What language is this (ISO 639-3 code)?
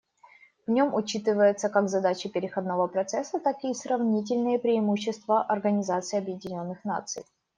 rus